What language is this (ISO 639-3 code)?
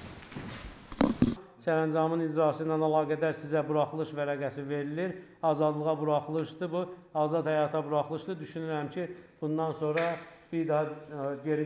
tur